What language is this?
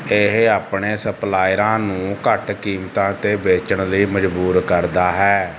Punjabi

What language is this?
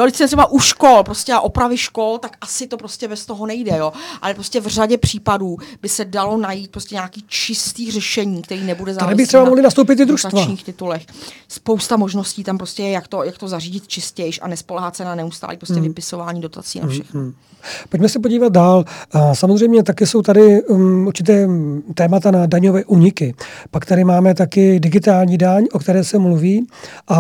Czech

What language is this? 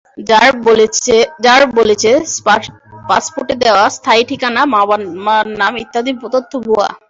Bangla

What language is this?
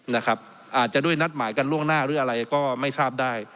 Thai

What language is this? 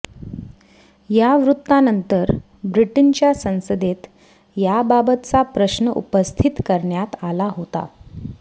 Marathi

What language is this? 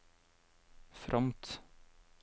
Norwegian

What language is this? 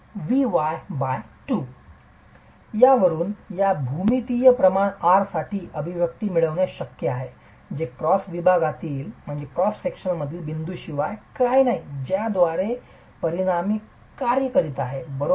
Marathi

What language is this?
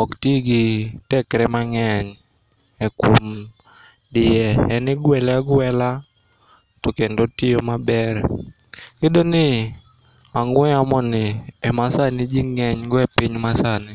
Luo (Kenya and Tanzania)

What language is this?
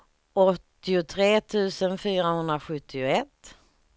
Swedish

